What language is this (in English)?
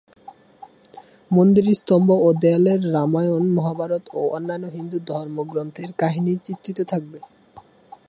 Bangla